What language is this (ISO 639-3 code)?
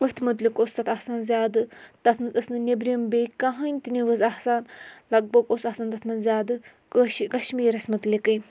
kas